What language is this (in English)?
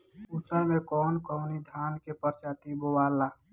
Bhojpuri